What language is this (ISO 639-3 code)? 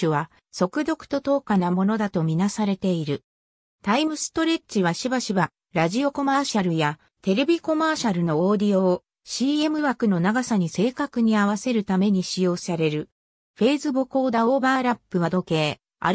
jpn